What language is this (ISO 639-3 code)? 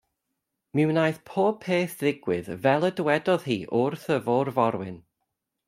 cym